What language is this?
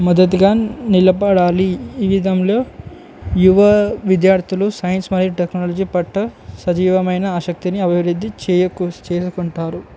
Telugu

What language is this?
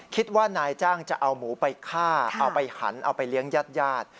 Thai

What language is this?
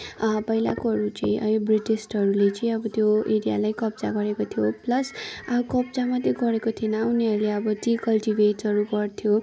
Nepali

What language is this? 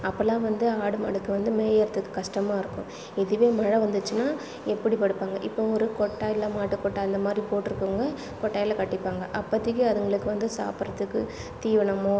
Tamil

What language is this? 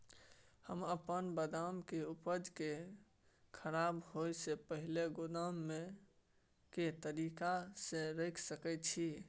Maithili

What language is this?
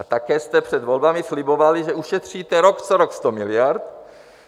Czech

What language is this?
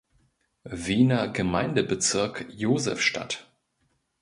German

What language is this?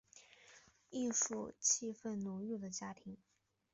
Chinese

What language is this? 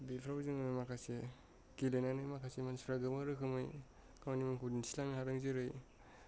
Bodo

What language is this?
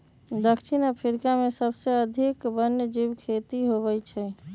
Magahi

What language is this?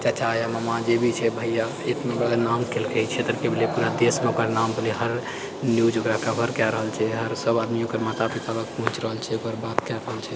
Maithili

